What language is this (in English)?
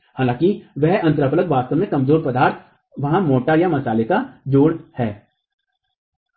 Hindi